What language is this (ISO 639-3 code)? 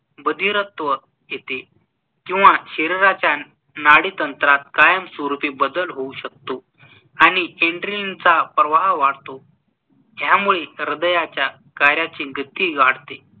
mar